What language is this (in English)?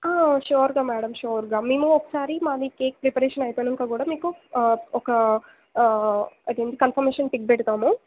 Telugu